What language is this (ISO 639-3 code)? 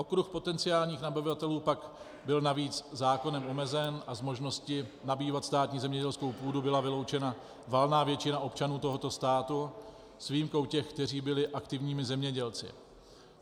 ces